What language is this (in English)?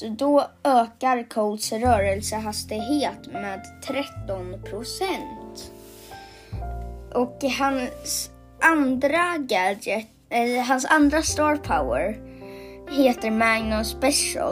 Swedish